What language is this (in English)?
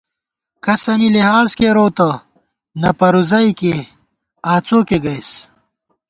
Gawar-Bati